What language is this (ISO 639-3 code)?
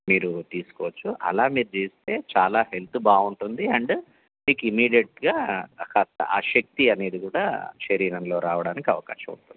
tel